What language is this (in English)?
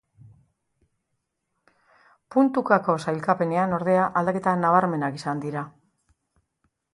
Basque